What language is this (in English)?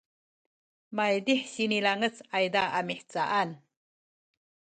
Sakizaya